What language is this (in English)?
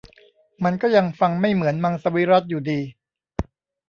Thai